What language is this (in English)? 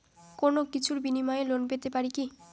Bangla